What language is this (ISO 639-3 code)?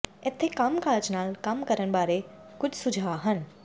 pan